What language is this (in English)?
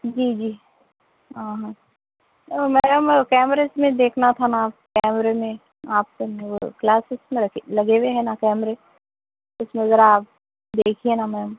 Urdu